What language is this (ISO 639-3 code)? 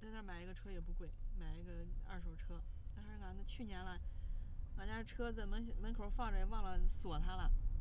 zho